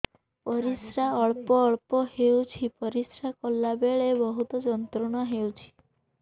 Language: Odia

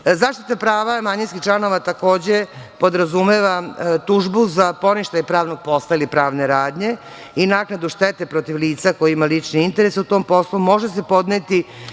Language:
Serbian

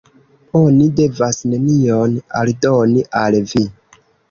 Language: Esperanto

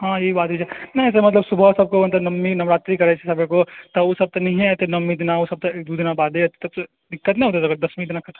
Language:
Maithili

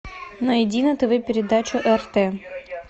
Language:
Russian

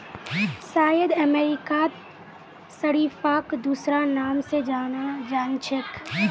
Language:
Magahi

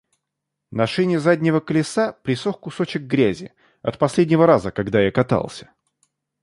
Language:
Russian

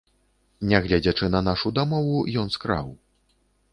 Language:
Belarusian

